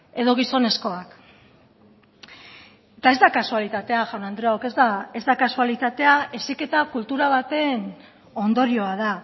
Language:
Basque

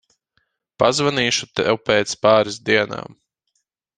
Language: Latvian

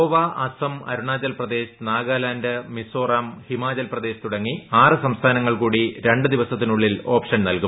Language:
Malayalam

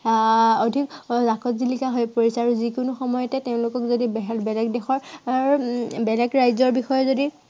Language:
Assamese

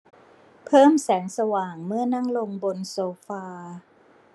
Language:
Thai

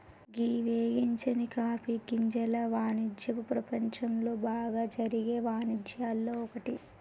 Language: Telugu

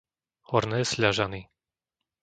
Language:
Slovak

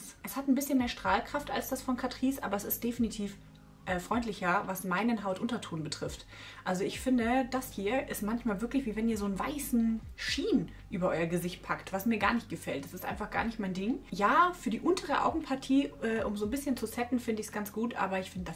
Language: German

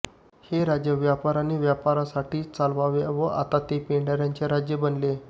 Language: Marathi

